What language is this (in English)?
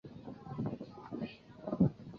Chinese